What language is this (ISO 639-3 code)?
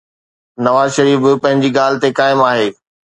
snd